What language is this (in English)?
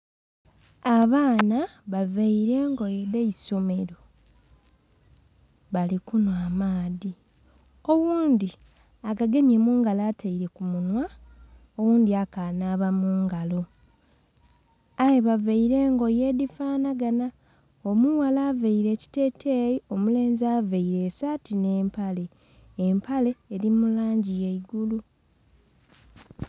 Soga